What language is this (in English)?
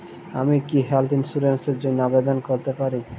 Bangla